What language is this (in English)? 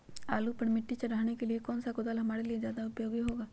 Magahi